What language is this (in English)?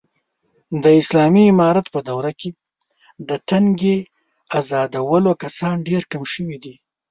Pashto